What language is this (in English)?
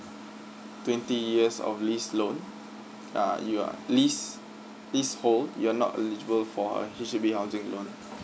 English